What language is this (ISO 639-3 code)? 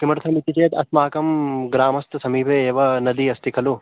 san